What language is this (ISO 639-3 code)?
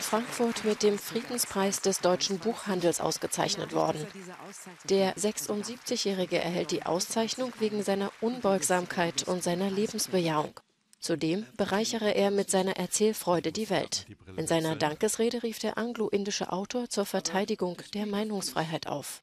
deu